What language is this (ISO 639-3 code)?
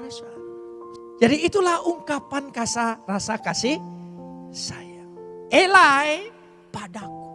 ind